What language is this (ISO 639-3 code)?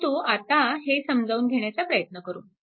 mar